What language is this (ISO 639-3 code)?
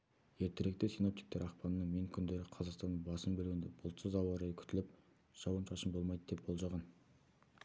kaz